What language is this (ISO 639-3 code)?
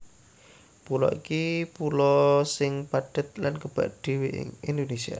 jav